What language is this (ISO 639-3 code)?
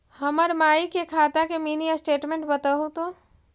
mag